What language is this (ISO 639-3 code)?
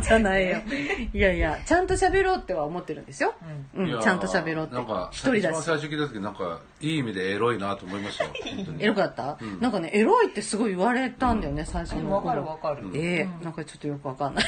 jpn